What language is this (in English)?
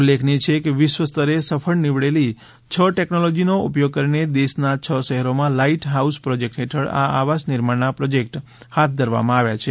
Gujarati